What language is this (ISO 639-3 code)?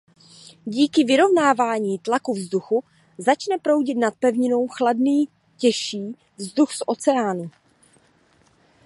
ces